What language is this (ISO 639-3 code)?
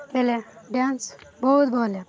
ori